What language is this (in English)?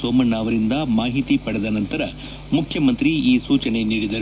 Kannada